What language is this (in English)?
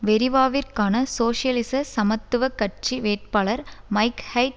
Tamil